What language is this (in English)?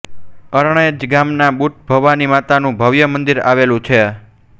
Gujarati